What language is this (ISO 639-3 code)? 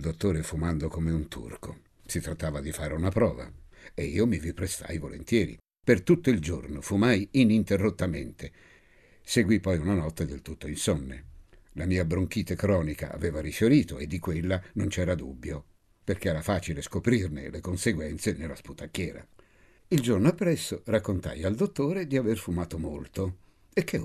ita